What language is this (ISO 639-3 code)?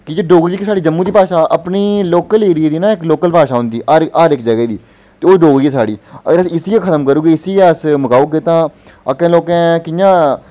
doi